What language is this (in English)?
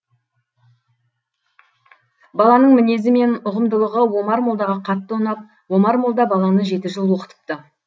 Kazakh